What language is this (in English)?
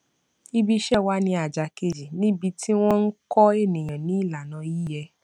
Yoruba